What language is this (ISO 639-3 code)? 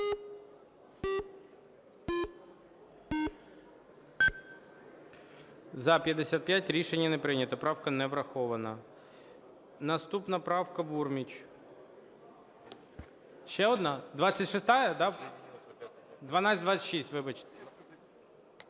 ukr